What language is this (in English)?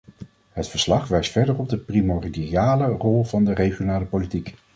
Dutch